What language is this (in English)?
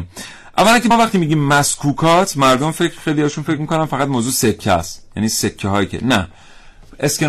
Persian